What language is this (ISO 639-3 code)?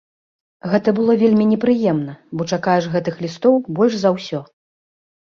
bel